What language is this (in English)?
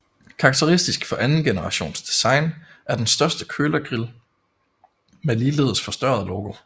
Danish